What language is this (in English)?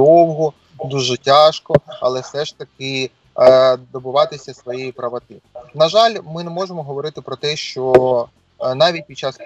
Ukrainian